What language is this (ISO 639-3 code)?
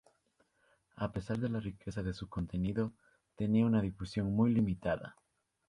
spa